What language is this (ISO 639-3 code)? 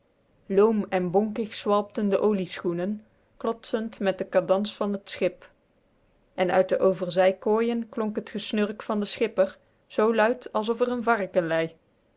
nld